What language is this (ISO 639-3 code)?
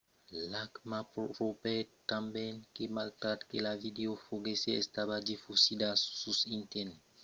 oci